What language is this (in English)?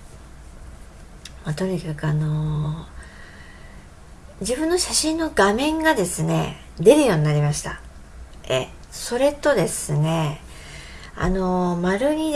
Japanese